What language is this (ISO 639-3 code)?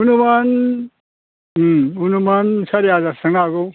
brx